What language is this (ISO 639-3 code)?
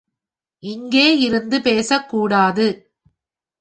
tam